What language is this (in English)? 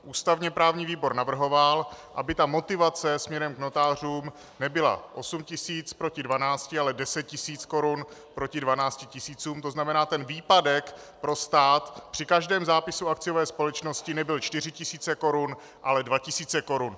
Czech